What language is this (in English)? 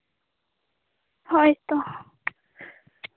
Santali